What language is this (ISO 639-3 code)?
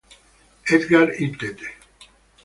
ita